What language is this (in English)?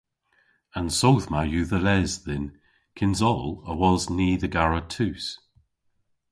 Cornish